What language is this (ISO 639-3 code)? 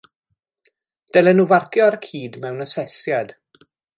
cym